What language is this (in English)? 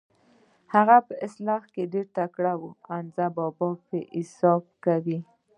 Pashto